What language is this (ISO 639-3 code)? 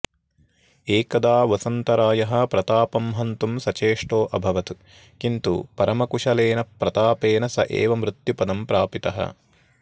san